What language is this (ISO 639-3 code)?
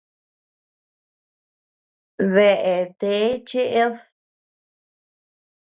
cux